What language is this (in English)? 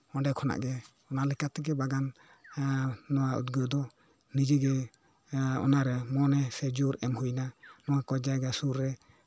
Santali